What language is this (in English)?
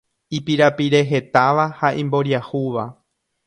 Guarani